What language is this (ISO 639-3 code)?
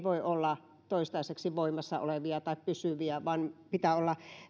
fin